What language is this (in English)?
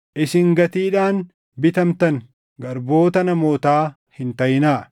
Oromo